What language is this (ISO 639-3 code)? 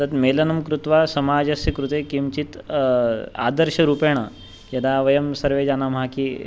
san